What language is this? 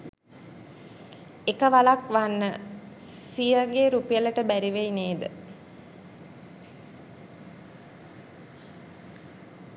Sinhala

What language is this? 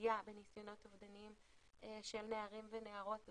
Hebrew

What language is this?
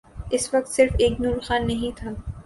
Urdu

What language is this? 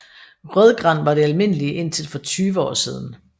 Danish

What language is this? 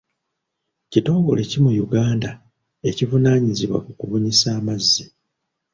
Ganda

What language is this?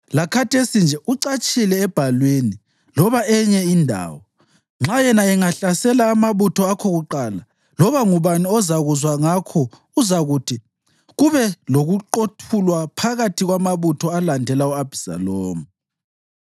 North Ndebele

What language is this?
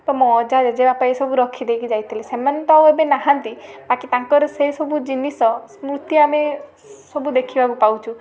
Odia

